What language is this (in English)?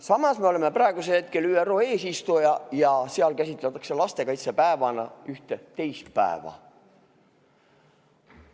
Estonian